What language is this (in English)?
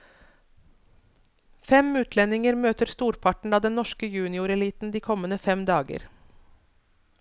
Norwegian